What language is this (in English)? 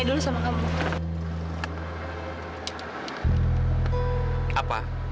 Indonesian